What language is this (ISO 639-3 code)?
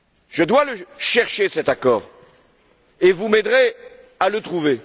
fra